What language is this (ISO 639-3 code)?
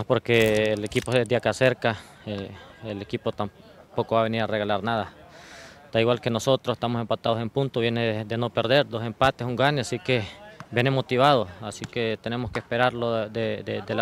spa